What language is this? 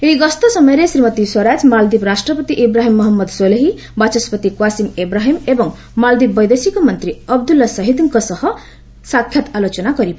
Odia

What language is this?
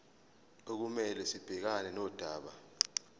Zulu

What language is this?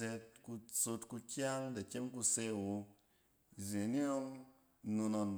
Cen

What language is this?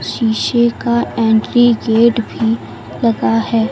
Hindi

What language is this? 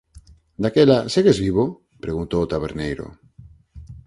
Galician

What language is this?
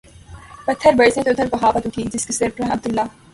Urdu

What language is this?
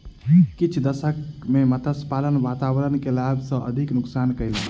Maithili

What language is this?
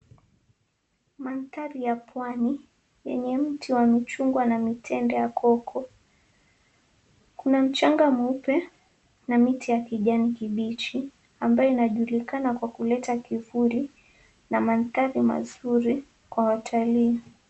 Swahili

